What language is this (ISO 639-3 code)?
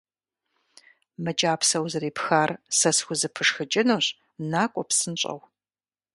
kbd